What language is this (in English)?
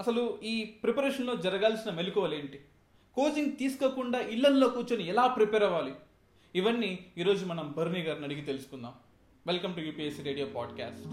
Telugu